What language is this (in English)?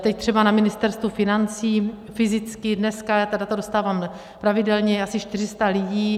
Czech